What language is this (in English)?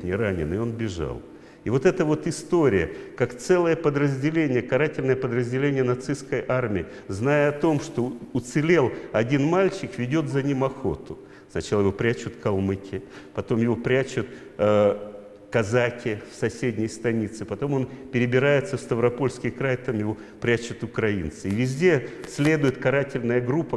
Russian